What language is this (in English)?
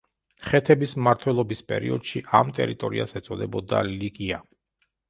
Georgian